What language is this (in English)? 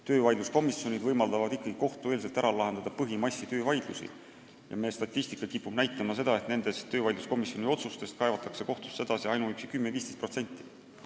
Estonian